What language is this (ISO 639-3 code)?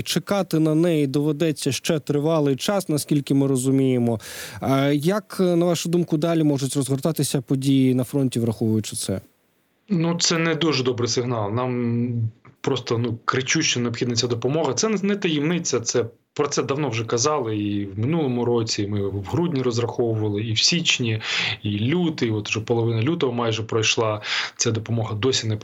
ukr